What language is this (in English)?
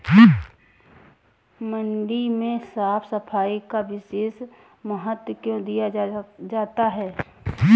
Hindi